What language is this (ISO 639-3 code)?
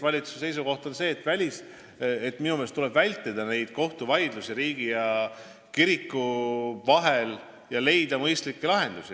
est